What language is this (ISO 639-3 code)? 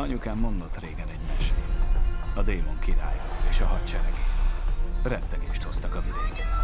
hun